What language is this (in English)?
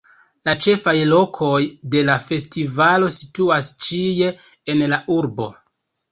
Esperanto